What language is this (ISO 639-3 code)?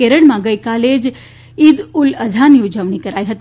guj